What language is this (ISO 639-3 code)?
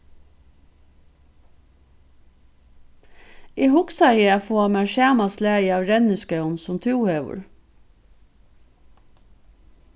fao